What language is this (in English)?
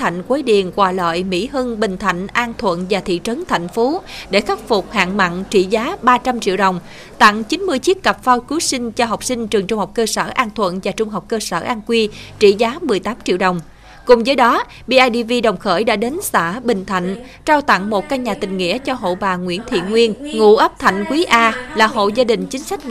Vietnamese